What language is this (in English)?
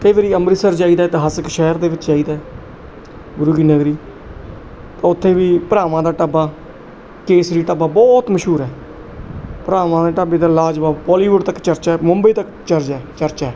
Punjabi